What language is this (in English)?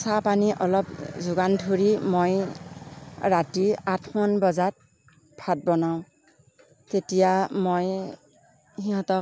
Assamese